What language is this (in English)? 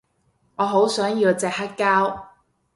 Cantonese